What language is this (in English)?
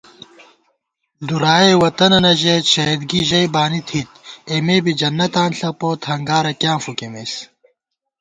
Gawar-Bati